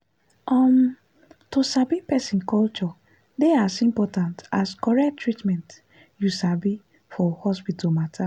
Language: Nigerian Pidgin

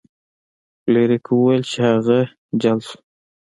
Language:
Pashto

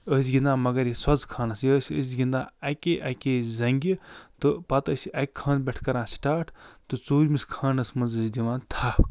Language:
Kashmiri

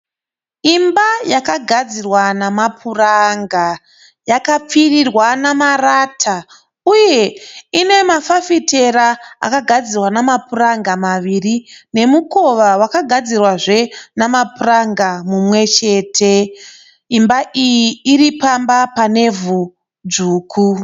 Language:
Shona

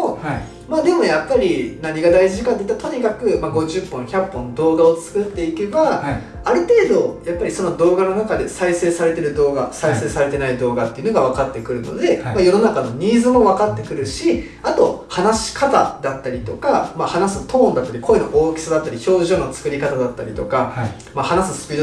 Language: Japanese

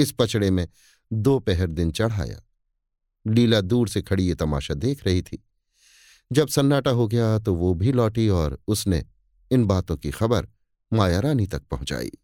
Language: Hindi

